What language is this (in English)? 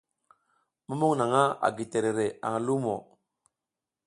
South Giziga